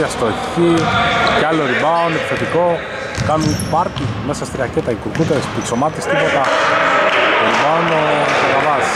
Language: Greek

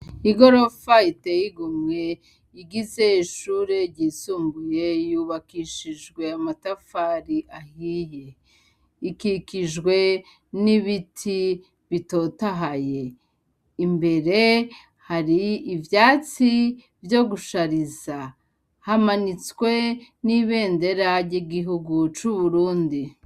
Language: Rundi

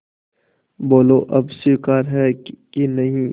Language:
Hindi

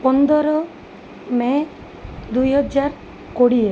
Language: Odia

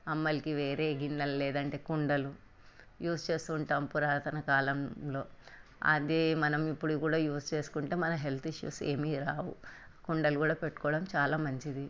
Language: Telugu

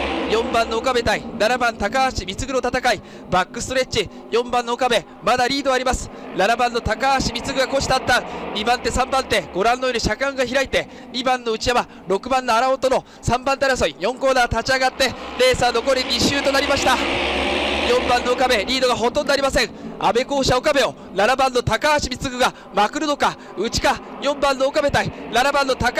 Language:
Japanese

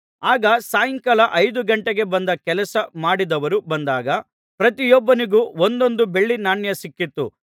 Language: Kannada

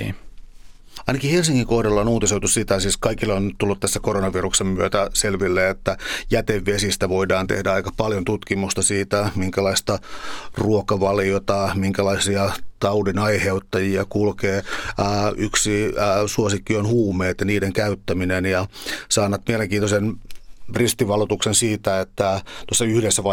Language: Finnish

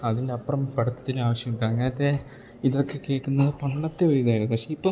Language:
Malayalam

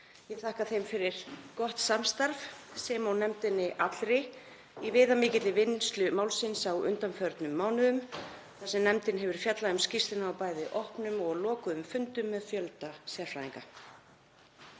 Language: Icelandic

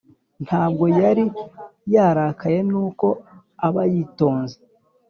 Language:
Kinyarwanda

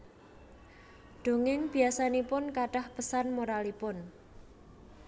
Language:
Javanese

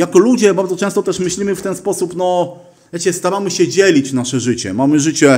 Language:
Polish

